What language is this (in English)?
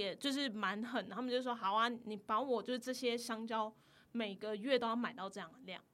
Chinese